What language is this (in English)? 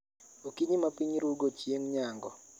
Luo (Kenya and Tanzania)